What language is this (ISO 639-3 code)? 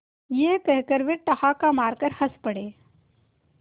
hin